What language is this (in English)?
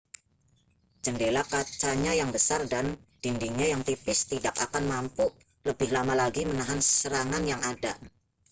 Indonesian